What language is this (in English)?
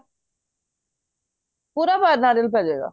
Punjabi